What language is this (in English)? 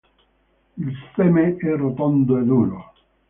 Italian